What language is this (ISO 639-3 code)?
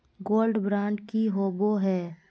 mag